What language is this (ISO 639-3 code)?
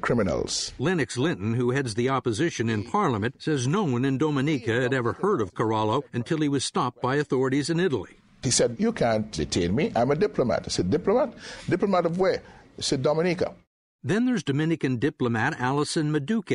eng